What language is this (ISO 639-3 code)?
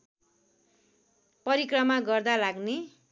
nep